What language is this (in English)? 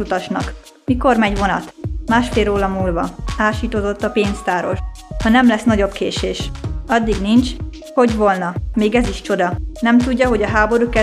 Hungarian